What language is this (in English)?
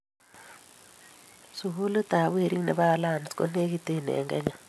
Kalenjin